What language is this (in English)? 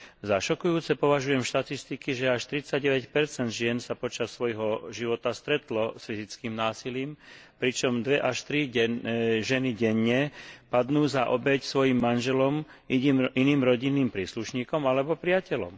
Slovak